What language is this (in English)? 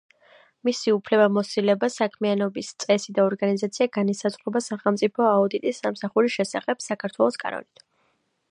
Georgian